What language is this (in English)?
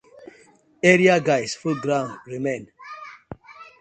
Nigerian Pidgin